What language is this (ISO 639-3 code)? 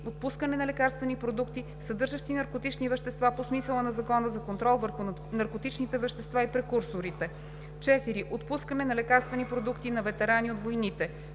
bul